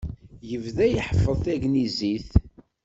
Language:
Kabyle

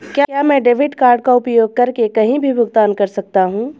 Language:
Hindi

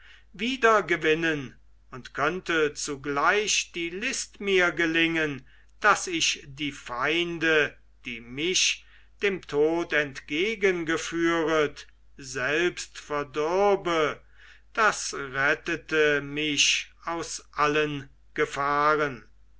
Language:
German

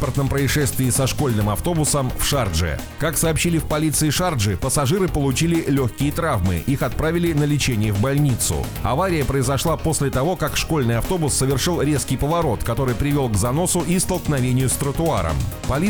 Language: Russian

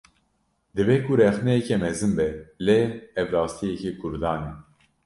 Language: Kurdish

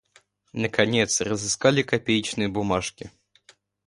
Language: Russian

